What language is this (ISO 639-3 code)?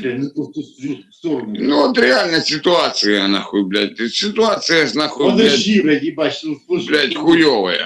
rus